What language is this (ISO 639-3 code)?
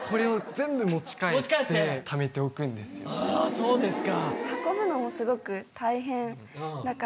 jpn